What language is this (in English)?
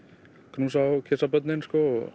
Icelandic